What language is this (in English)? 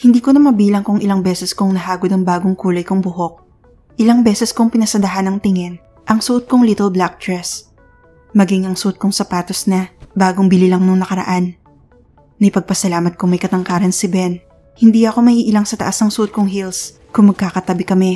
Filipino